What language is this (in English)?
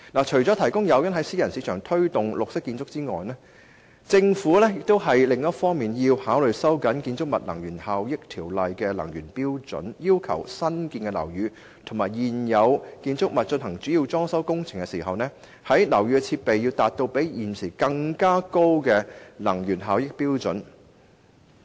Cantonese